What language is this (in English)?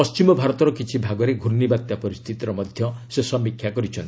Odia